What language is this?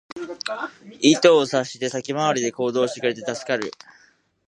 Japanese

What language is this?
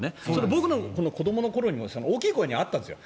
Japanese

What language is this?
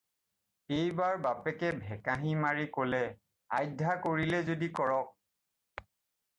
Assamese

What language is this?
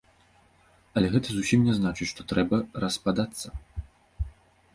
Belarusian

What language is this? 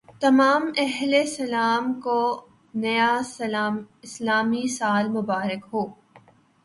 Urdu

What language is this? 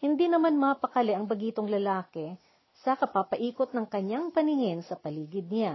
Filipino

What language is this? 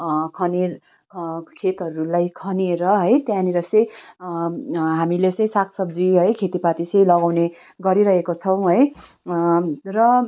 Nepali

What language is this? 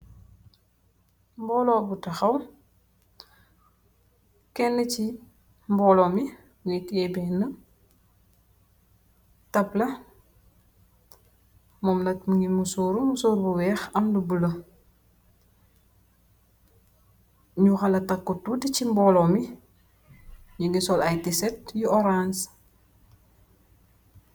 Wolof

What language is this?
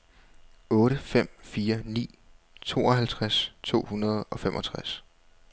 Danish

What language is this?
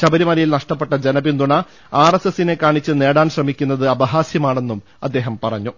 Malayalam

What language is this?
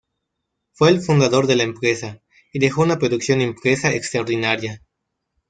Spanish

